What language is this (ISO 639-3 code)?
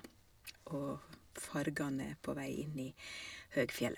nor